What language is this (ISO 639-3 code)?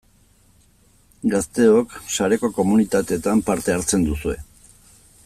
eus